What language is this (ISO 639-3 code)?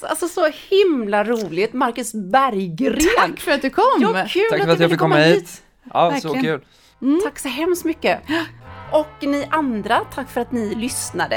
swe